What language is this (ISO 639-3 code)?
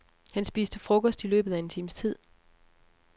dan